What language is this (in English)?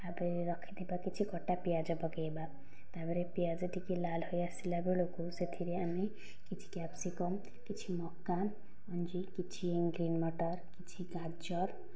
Odia